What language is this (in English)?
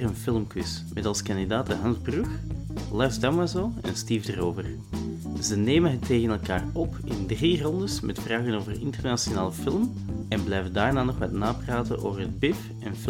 Dutch